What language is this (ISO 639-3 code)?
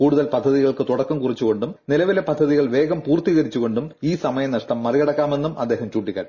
mal